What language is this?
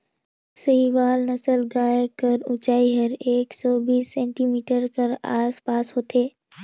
Chhattisgarhi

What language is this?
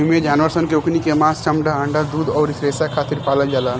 Bhojpuri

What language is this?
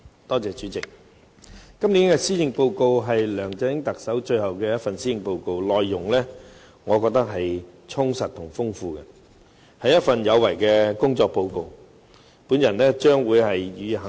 Cantonese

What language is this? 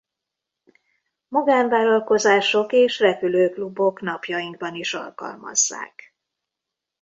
Hungarian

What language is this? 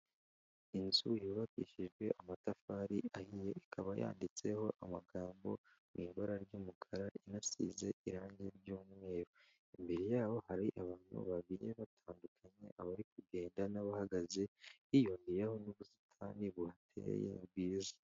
Kinyarwanda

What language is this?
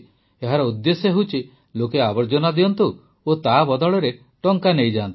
Odia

